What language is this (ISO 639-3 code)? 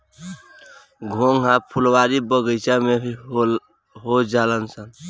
bho